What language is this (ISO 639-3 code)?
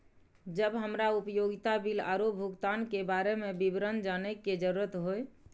mai